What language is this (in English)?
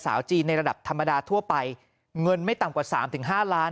Thai